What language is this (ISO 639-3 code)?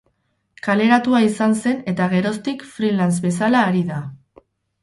eus